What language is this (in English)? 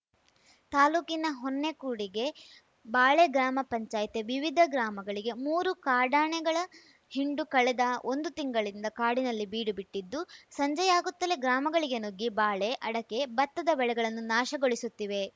Kannada